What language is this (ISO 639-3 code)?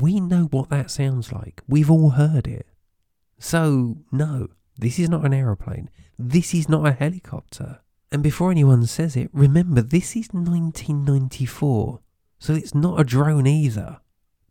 eng